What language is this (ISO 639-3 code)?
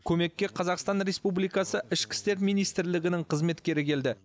kaz